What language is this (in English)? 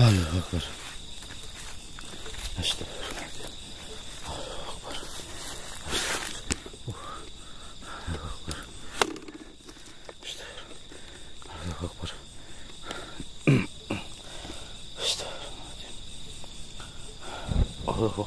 Indonesian